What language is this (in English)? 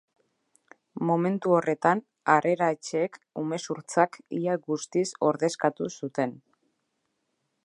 Basque